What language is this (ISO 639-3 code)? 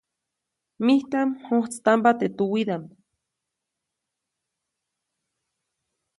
zoc